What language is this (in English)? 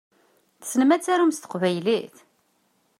Kabyle